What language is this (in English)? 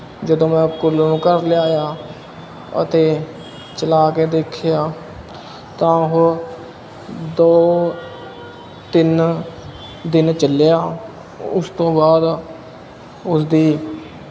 Punjabi